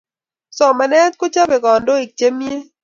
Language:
Kalenjin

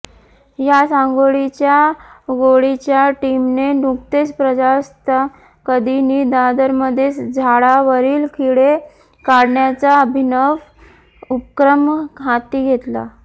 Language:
Marathi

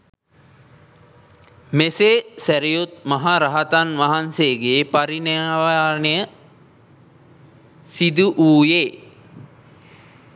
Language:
Sinhala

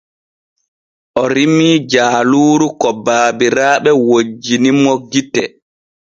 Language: Borgu Fulfulde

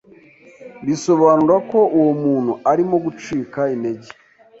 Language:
Kinyarwanda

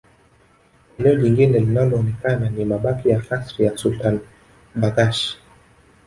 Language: Swahili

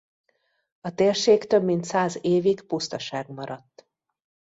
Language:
Hungarian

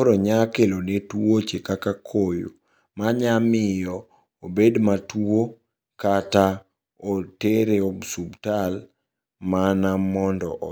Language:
Luo (Kenya and Tanzania)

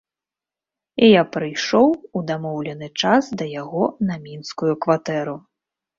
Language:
Belarusian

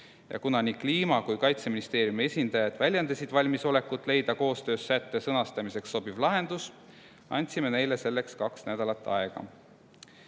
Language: Estonian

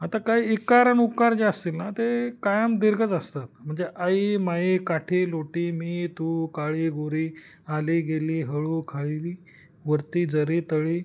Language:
Marathi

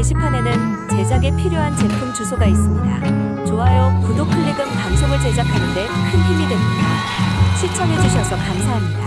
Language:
Korean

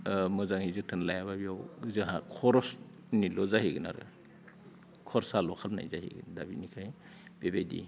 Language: Bodo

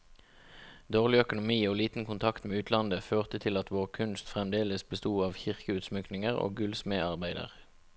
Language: Norwegian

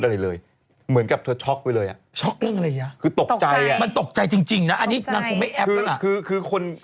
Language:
Thai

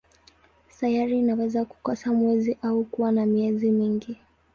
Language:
Swahili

